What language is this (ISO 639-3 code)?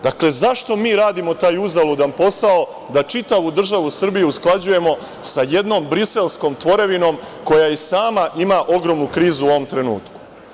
srp